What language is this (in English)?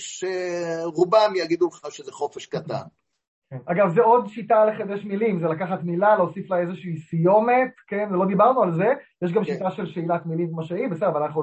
Hebrew